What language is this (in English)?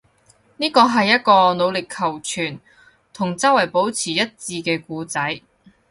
Cantonese